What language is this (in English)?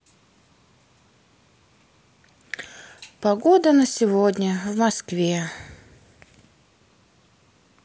Russian